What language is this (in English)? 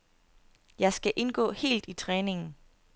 Danish